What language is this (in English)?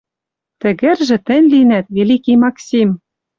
Western Mari